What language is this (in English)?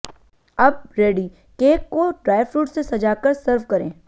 Hindi